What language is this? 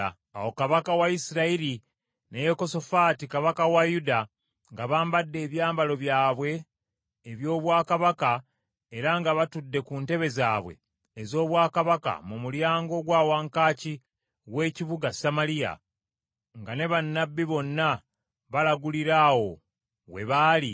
Ganda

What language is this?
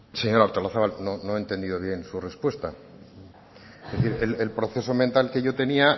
Spanish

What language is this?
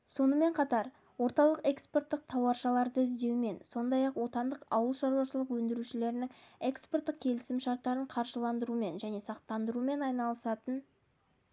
Kazakh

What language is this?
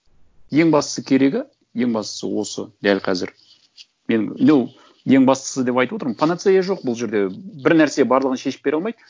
Kazakh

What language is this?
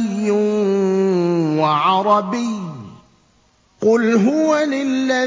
Arabic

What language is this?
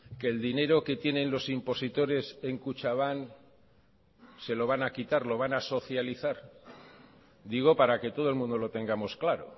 Spanish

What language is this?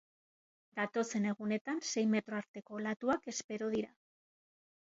Basque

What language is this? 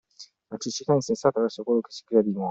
Italian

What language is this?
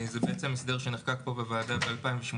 Hebrew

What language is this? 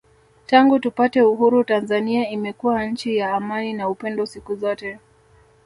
Swahili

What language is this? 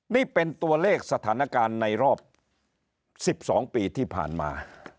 Thai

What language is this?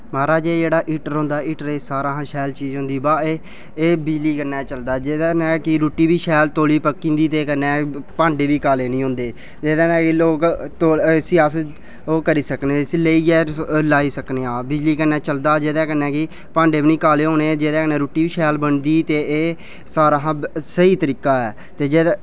Dogri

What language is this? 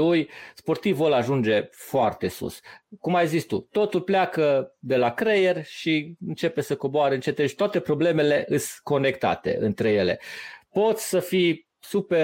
Romanian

